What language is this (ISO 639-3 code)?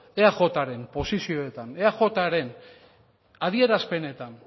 eus